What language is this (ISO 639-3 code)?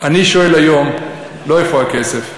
heb